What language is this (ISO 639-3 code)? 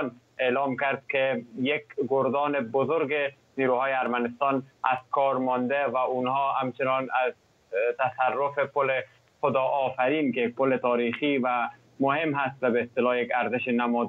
fas